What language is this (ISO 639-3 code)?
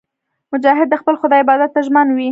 pus